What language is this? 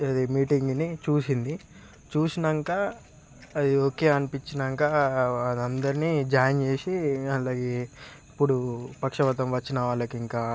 Telugu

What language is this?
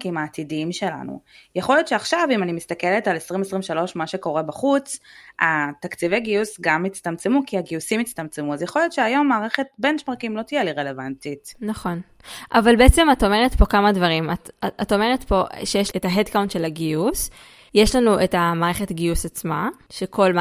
Hebrew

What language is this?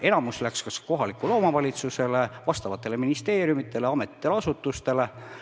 Estonian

